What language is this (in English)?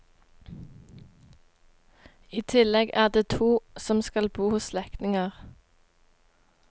Norwegian